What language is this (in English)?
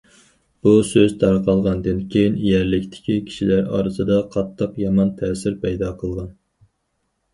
Uyghur